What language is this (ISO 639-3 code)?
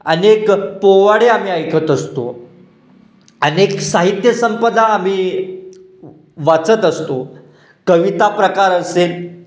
mar